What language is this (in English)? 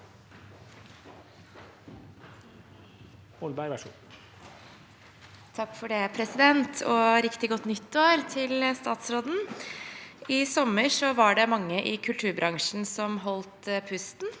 Norwegian